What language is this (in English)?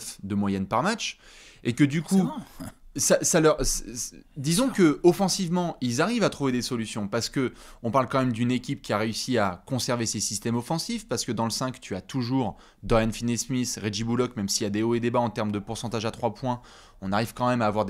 French